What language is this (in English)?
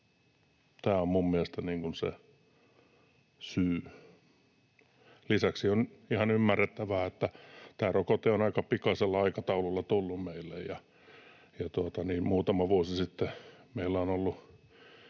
Finnish